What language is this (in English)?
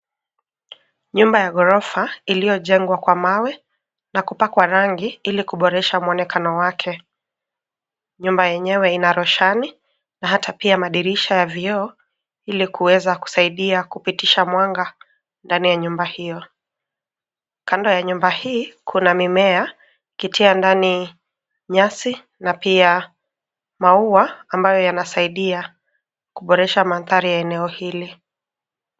Swahili